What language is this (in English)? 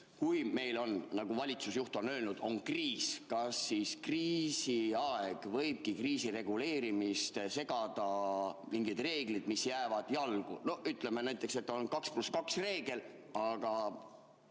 Estonian